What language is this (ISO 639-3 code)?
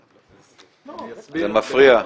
heb